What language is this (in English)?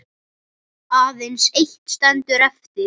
Icelandic